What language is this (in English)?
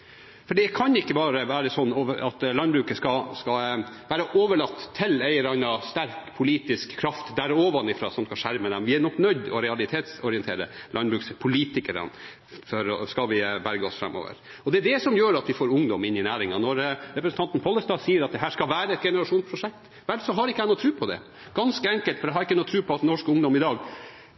Norwegian Bokmål